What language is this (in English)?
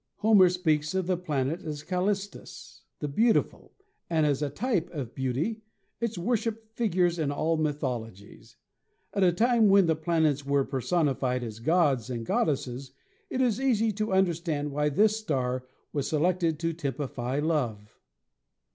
English